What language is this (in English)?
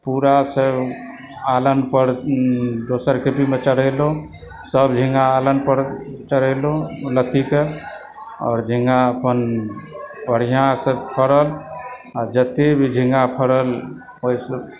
Maithili